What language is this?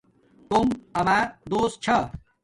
Domaaki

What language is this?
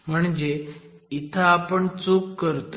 Marathi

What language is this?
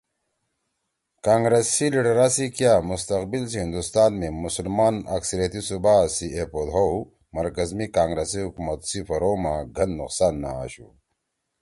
Torwali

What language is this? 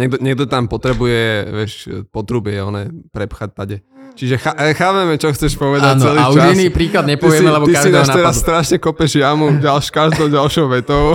Slovak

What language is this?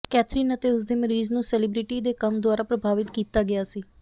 Punjabi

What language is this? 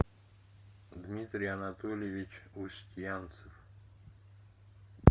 Russian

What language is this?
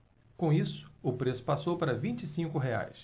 Portuguese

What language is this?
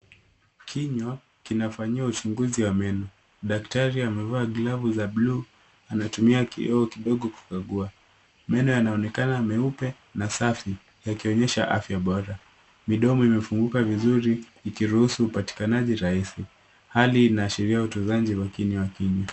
Swahili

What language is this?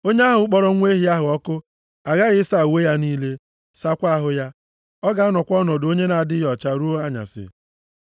Igbo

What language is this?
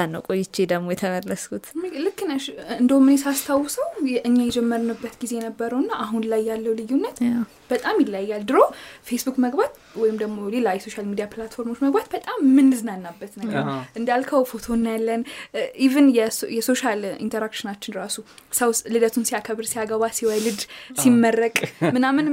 Amharic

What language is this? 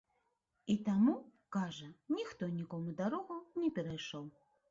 Belarusian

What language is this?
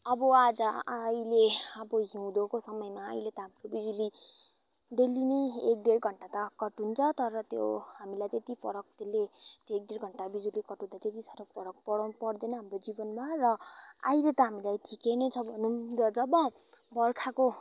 Nepali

